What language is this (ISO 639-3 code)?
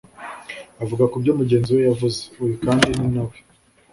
kin